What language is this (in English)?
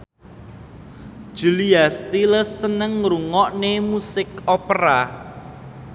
Javanese